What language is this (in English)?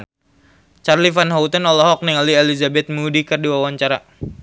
Sundanese